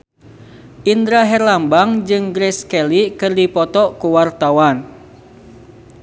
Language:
Sundanese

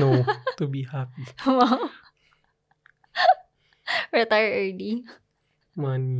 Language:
Filipino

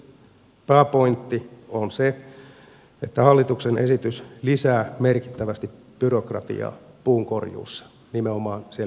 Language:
Finnish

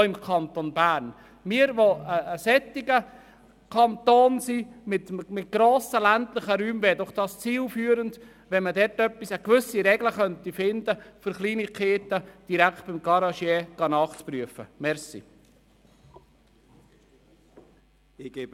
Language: Swiss German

